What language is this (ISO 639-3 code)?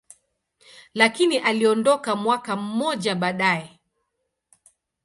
swa